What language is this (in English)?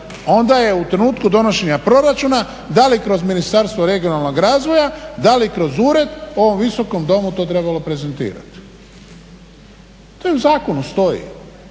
Croatian